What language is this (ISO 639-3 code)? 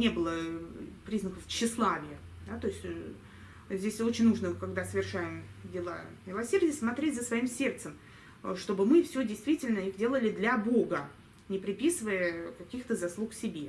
rus